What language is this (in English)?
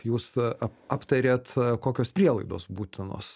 Lithuanian